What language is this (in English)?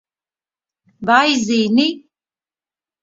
Latvian